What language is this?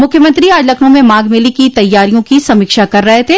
Hindi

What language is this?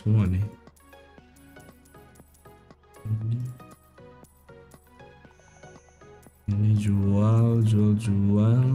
Indonesian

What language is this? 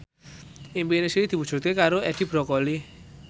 Javanese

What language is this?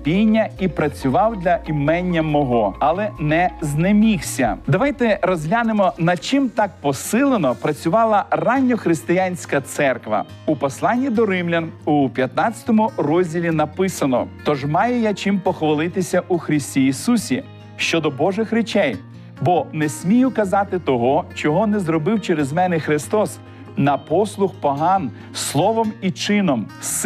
Ukrainian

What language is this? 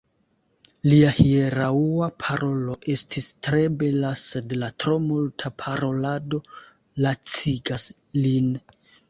Esperanto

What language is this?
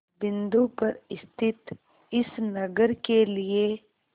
Hindi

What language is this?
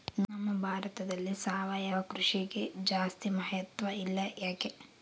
Kannada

